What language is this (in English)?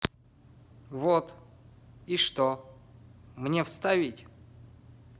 Russian